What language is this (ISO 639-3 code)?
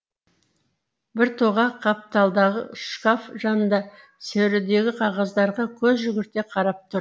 kaz